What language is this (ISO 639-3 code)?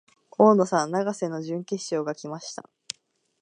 jpn